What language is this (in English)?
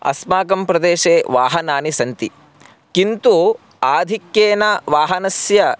Sanskrit